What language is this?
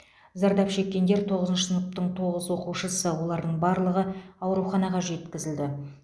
Kazakh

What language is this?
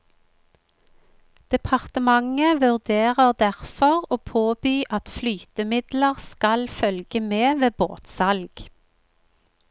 Norwegian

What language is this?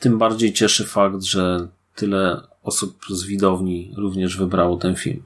Polish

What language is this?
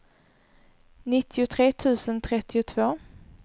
Swedish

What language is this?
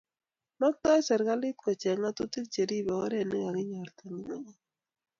Kalenjin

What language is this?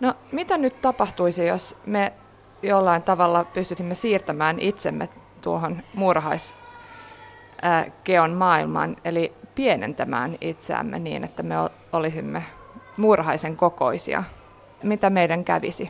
Finnish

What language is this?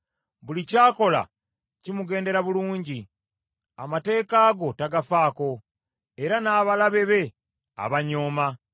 Ganda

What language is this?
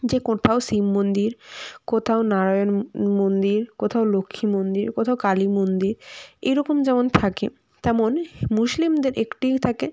Bangla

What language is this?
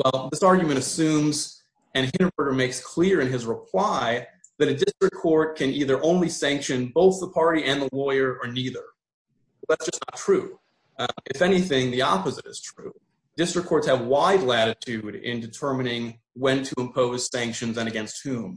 English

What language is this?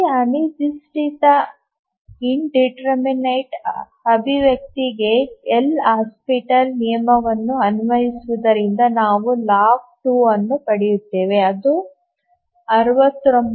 Kannada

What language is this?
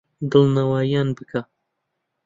Central Kurdish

